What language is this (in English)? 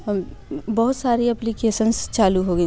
Hindi